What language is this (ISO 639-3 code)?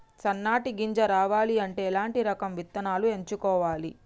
tel